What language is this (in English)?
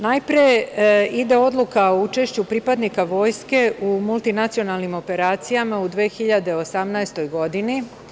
Serbian